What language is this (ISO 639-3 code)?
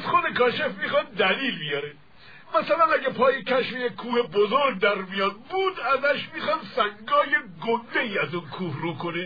fas